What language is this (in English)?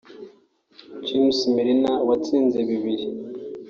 Kinyarwanda